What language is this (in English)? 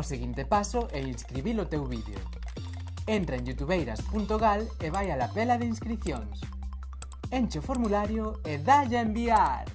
Galician